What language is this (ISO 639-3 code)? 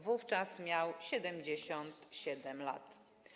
pol